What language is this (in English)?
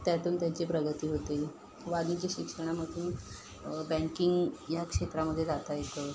Marathi